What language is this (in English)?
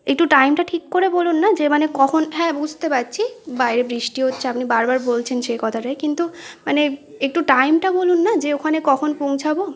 Bangla